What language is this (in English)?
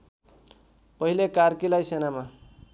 Nepali